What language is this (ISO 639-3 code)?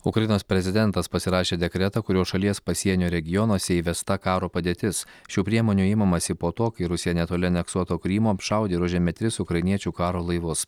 lit